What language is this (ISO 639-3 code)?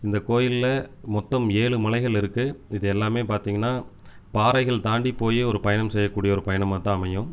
tam